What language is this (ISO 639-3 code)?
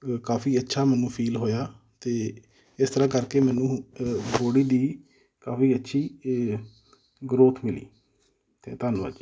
pan